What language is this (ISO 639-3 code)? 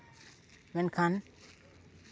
sat